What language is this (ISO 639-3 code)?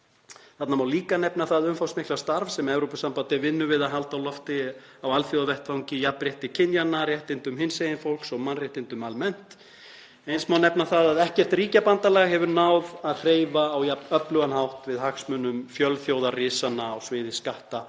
isl